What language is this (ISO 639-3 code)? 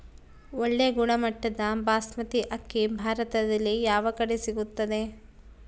kan